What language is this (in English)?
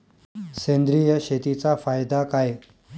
Marathi